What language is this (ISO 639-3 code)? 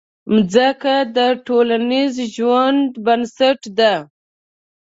pus